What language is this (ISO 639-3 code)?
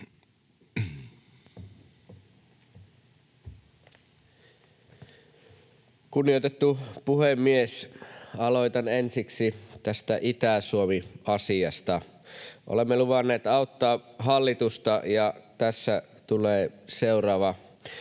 fin